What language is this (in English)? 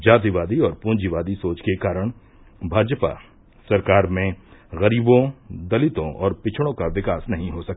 Hindi